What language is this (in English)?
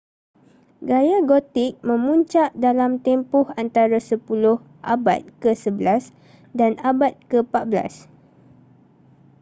Malay